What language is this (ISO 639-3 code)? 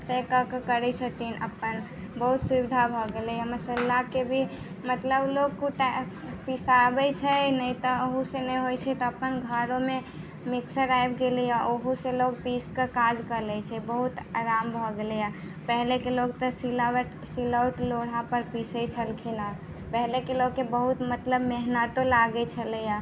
mai